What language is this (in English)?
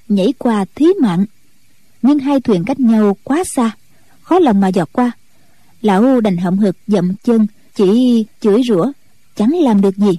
Vietnamese